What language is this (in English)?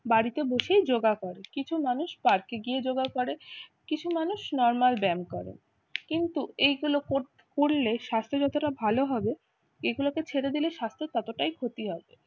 Bangla